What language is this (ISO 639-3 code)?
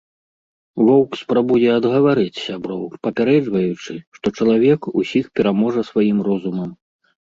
bel